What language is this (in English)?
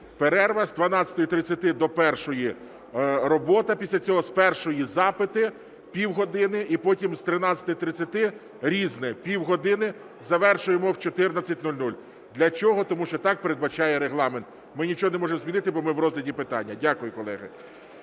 Ukrainian